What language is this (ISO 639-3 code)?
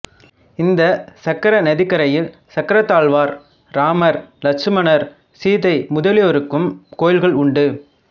tam